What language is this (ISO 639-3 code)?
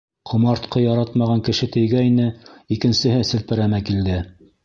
bak